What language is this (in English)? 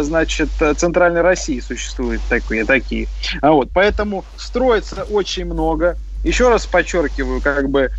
Russian